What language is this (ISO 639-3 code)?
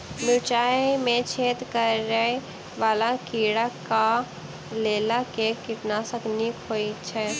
mai